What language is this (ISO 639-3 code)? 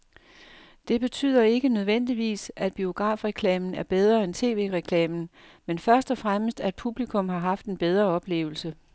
dan